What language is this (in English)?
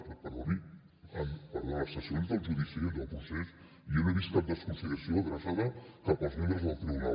Catalan